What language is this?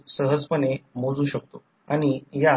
Marathi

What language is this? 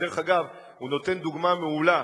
Hebrew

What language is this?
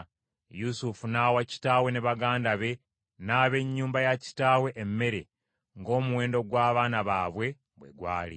Ganda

